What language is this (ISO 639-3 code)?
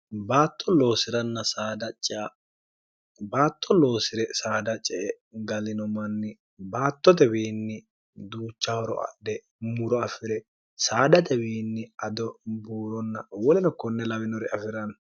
sid